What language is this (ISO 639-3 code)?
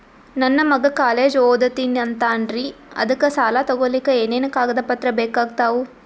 kan